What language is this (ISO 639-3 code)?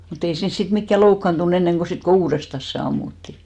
fin